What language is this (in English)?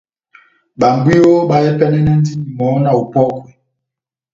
Batanga